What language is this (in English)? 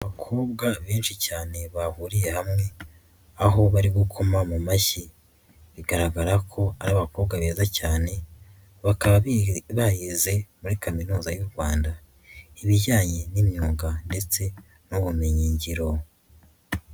Kinyarwanda